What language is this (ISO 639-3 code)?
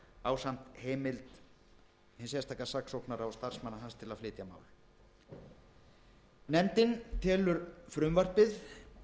isl